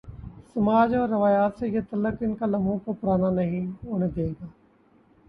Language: Urdu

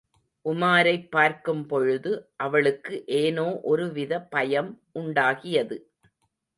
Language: Tamil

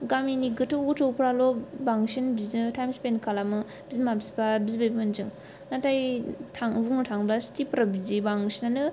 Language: Bodo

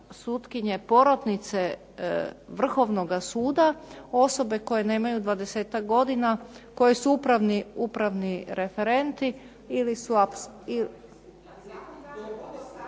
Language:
Croatian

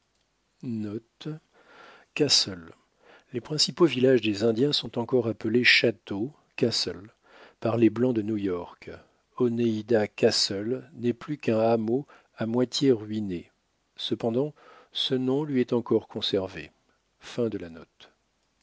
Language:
French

